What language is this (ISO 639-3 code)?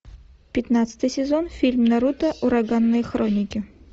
rus